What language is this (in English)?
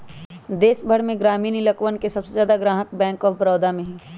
Magahi